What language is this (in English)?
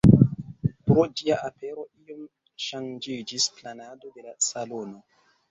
Esperanto